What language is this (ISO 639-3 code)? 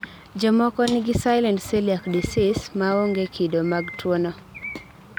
luo